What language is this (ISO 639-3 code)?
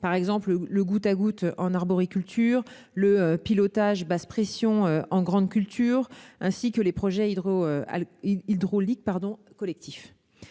fra